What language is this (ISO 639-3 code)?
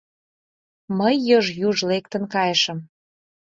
chm